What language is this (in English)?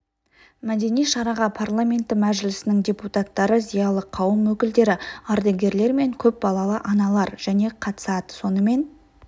Kazakh